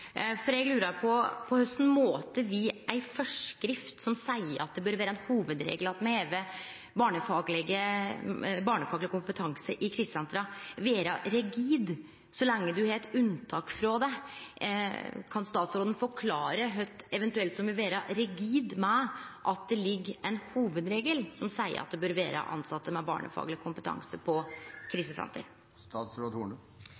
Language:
Norwegian Nynorsk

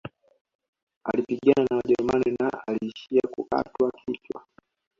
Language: Swahili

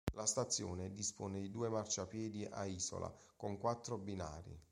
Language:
Italian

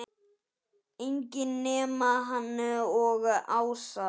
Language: Icelandic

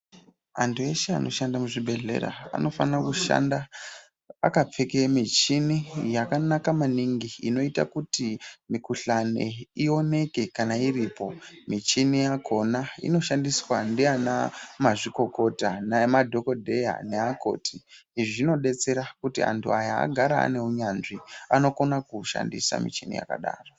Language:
Ndau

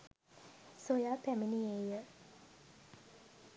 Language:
Sinhala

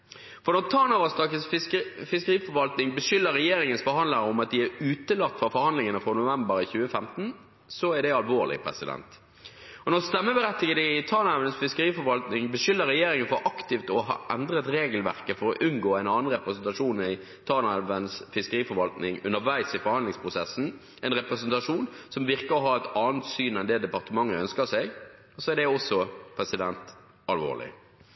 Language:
Norwegian Bokmål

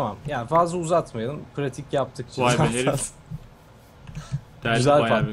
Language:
Turkish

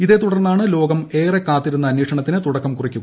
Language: Malayalam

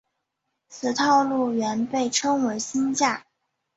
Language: Chinese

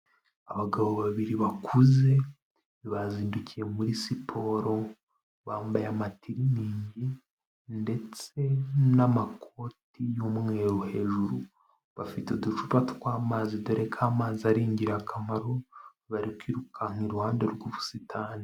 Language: Kinyarwanda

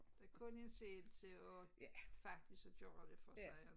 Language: Danish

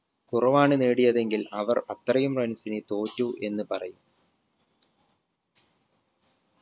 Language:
Malayalam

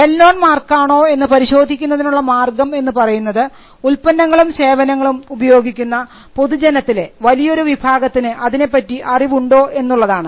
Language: Malayalam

